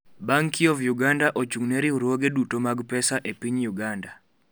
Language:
Luo (Kenya and Tanzania)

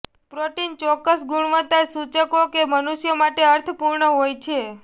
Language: Gujarati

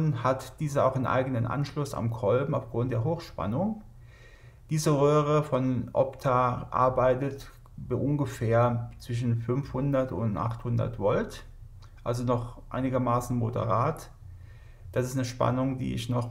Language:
German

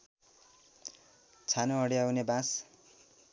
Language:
Nepali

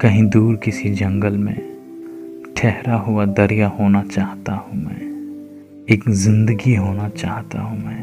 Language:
Hindi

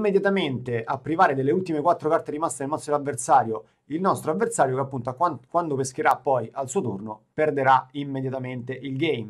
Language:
Italian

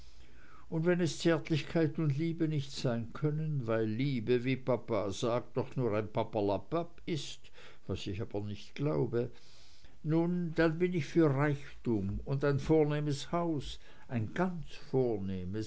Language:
German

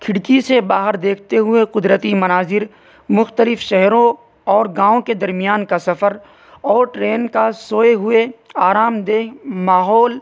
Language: Urdu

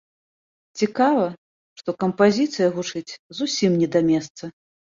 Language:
Belarusian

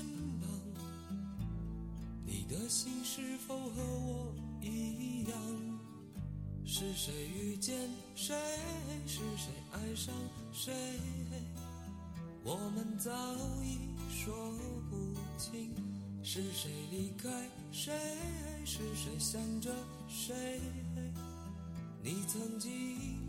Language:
Chinese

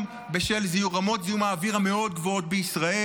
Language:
Hebrew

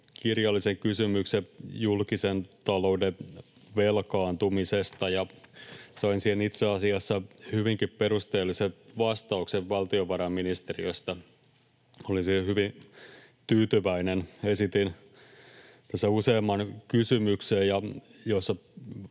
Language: Finnish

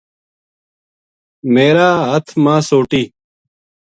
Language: Gujari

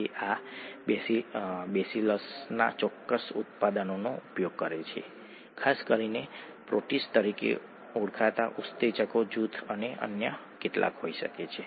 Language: Gujarati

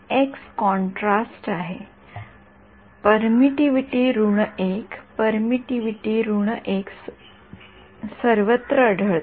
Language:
Marathi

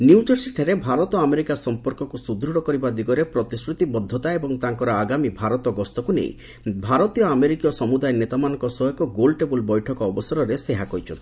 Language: Odia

